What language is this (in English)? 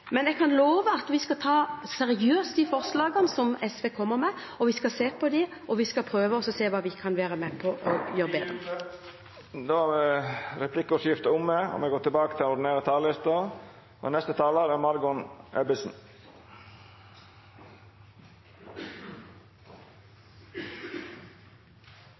Norwegian